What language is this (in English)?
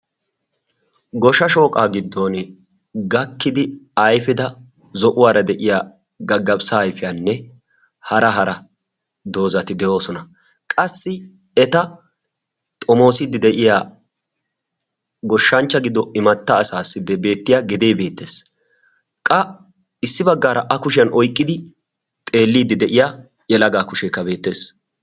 Wolaytta